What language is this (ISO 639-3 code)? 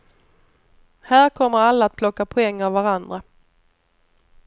swe